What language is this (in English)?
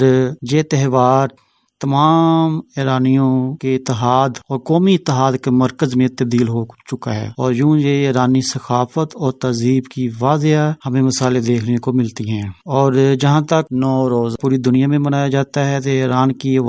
Urdu